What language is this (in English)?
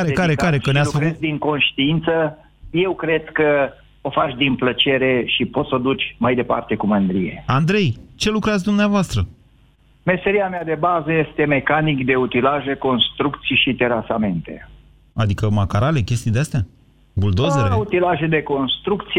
Romanian